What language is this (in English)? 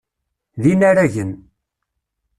Kabyle